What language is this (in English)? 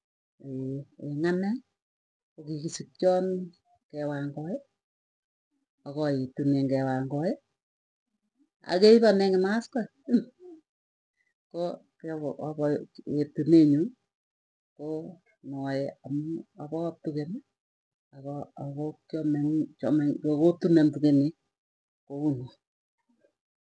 Tugen